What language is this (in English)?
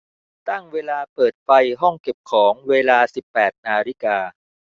Thai